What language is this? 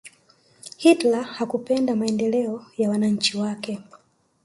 Swahili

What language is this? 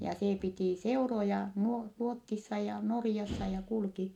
Finnish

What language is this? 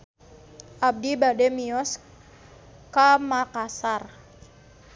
Sundanese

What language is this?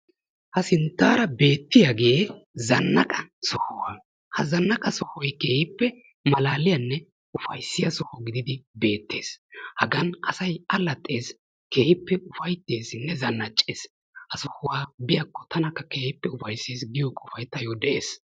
Wolaytta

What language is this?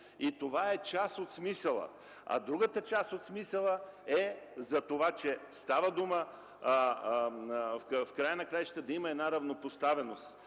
Bulgarian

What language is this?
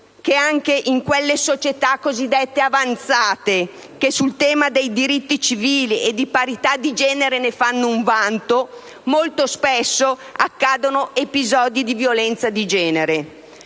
Italian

